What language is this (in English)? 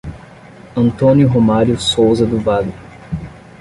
Portuguese